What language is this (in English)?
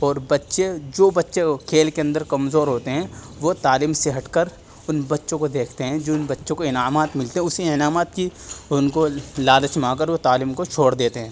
Urdu